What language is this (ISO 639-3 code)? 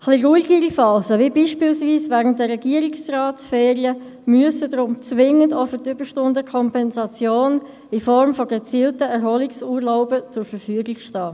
gsw